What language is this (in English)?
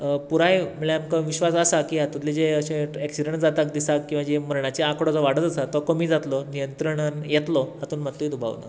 Konkani